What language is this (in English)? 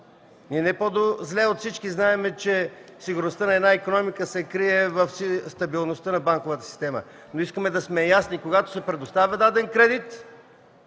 Bulgarian